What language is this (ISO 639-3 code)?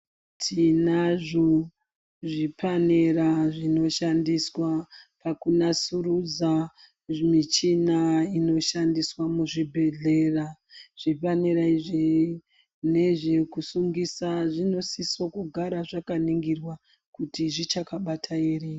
ndc